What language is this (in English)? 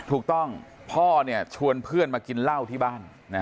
Thai